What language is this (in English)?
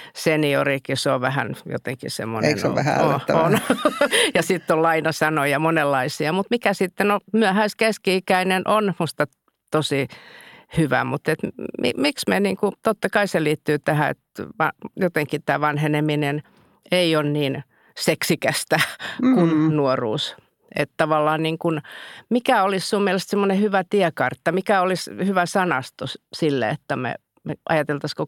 Finnish